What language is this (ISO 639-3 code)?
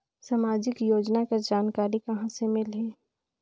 hne